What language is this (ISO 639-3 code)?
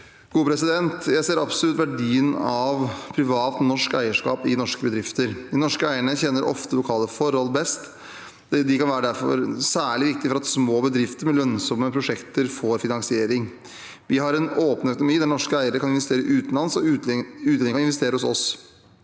nor